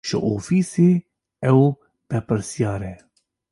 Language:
Kurdish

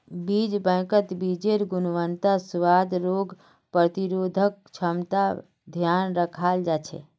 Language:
Magahi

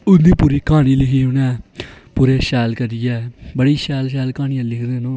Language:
Dogri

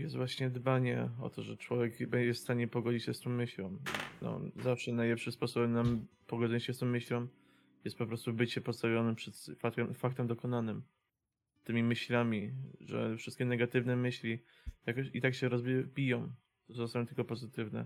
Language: Polish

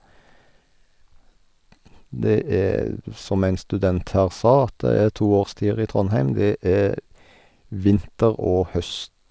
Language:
Norwegian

